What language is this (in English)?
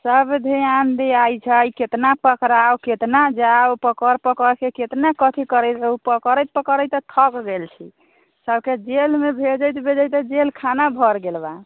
Maithili